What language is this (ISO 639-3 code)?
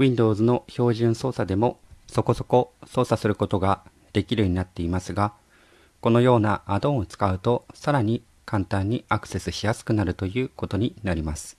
jpn